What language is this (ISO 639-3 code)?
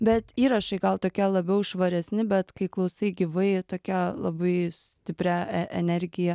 lit